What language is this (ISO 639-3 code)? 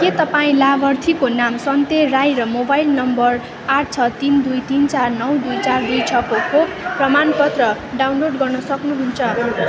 nep